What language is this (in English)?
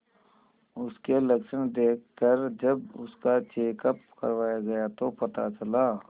Hindi